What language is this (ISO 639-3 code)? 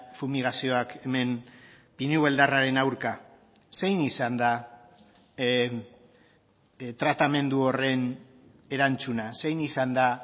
eus